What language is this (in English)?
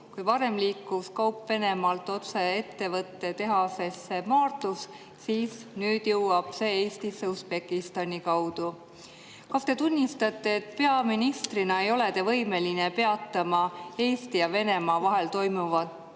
Estonian